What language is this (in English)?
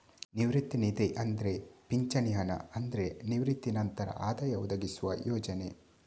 Kannada